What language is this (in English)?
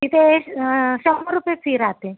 Marathi